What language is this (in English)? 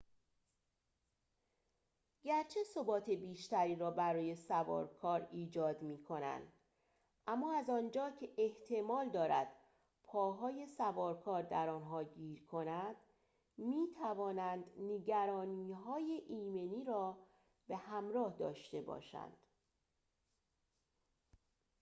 Persian